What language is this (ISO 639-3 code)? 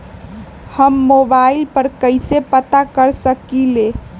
mag